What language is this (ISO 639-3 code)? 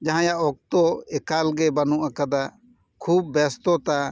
sat